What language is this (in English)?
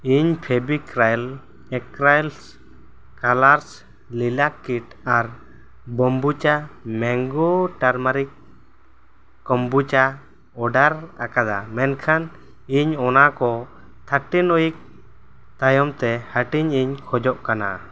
Santali